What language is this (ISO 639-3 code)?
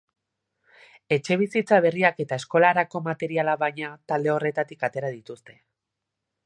eus